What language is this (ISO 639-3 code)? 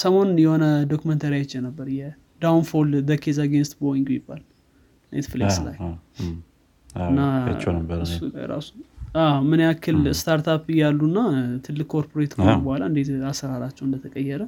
amh